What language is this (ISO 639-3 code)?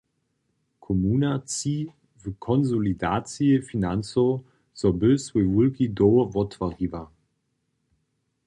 hsb